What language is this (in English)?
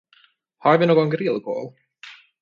Swedish